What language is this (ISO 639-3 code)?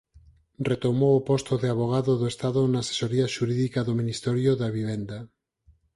glg